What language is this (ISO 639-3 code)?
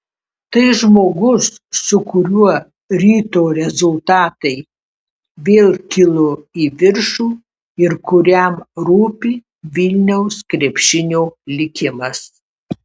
lit